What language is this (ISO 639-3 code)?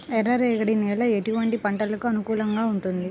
tel